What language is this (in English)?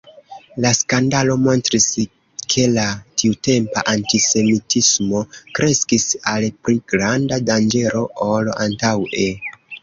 Esperanto